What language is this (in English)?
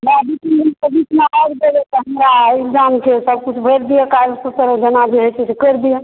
Maithili